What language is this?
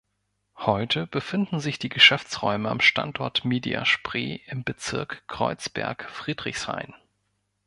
German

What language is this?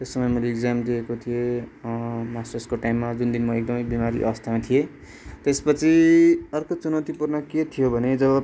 Nepali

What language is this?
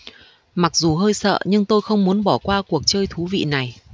Vietnamese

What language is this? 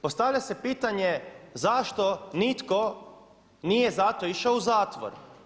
Croatian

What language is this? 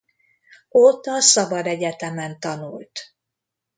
Hungarian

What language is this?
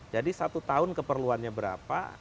Indonesian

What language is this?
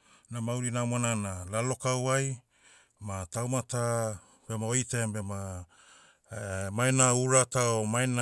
Motu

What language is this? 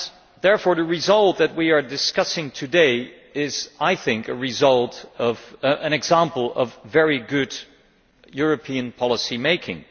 English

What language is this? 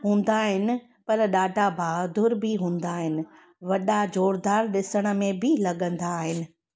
Sindhi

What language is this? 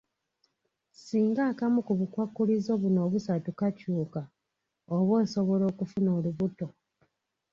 Ganda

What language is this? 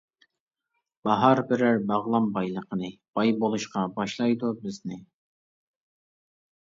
Uyghur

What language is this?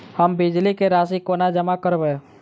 Maithili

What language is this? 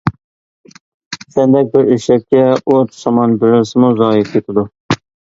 Uyghur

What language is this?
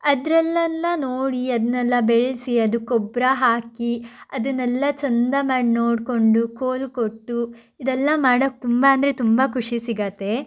Kannada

